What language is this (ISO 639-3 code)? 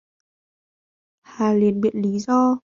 vie